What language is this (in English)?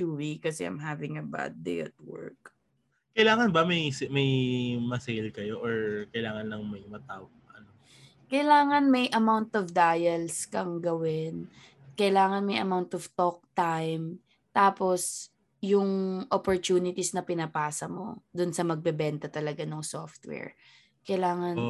Filipino